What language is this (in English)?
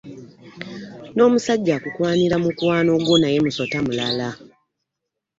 Ganda